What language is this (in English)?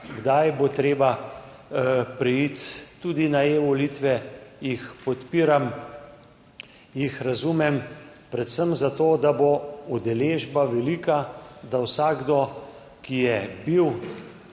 Slovenian